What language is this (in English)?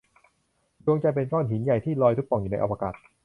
Thai